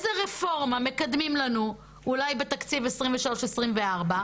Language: Hebrew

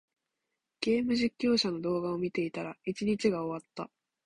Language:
Japanese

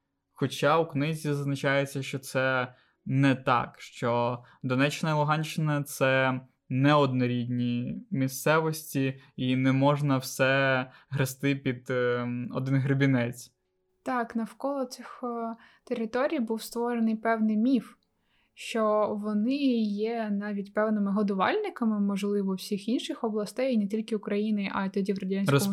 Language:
Ukrainian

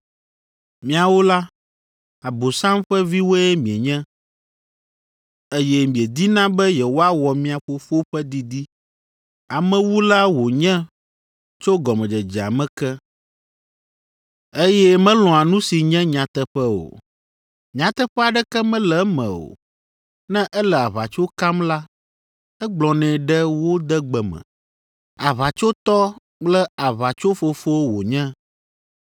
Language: Ewe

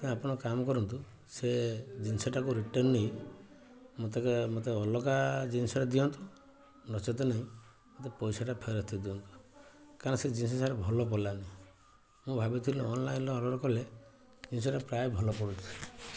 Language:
Odia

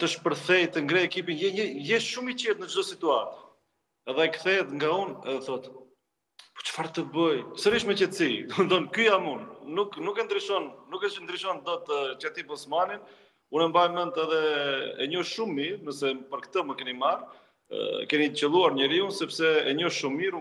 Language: Romanian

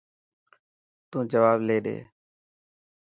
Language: Dhatki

